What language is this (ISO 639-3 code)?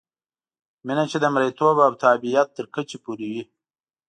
pus